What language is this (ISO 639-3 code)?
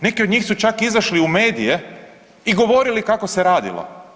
hrv